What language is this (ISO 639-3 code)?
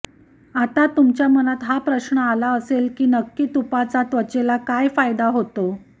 mar